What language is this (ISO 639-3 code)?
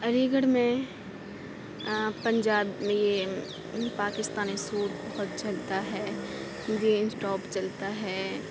urd